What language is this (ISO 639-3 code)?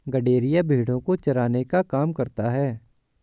hin